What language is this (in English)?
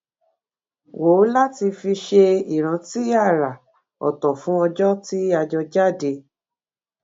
Yoruba